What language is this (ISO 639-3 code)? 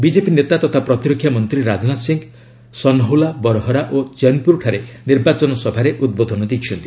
ori